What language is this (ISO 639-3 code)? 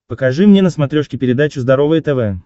rus